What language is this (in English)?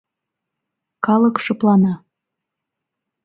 Mari